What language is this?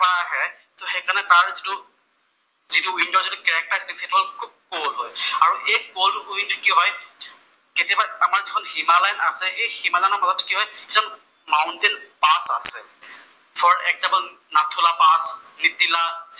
Assamese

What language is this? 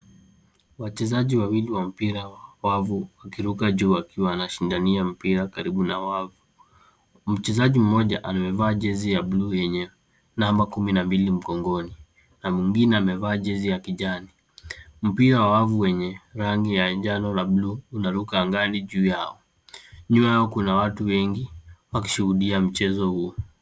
Swahili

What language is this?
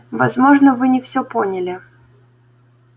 Russian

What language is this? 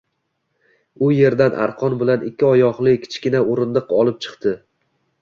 Uzbek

